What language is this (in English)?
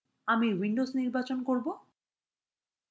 Bangla